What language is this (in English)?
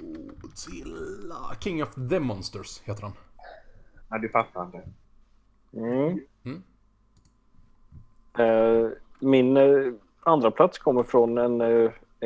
Swedish